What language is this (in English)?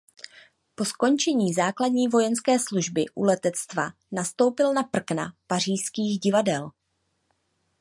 Czech